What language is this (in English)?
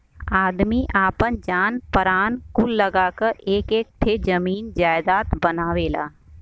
Bhojpuri